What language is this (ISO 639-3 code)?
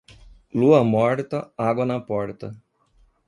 por